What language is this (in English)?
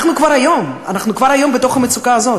Hebrew